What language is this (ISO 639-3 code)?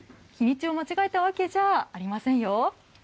jpn